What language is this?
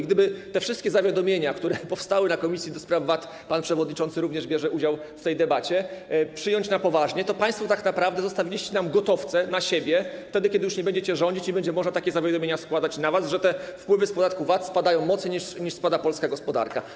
Polish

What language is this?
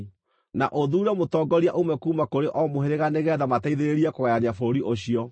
Kikuyu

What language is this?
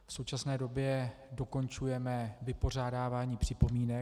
Czech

